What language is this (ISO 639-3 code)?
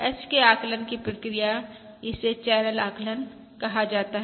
hin